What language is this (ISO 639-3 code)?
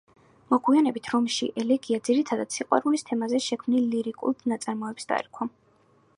kat